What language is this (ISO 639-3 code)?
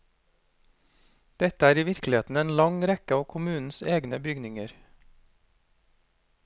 nor